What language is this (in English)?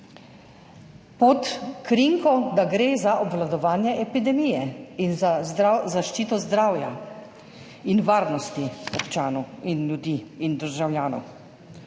Slovenian